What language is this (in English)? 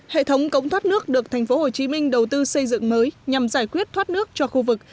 Vietnamese